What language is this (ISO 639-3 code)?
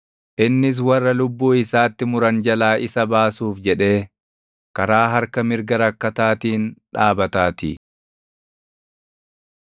orm